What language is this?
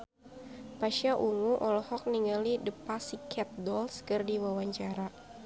Sundanese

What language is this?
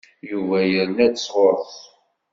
Kabyle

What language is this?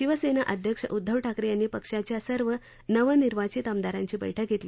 Marathi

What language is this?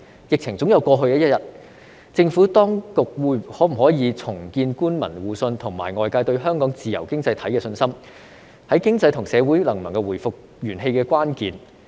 Cantonese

